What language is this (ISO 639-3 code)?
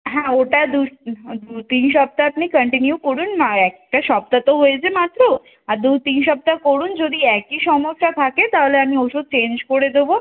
ben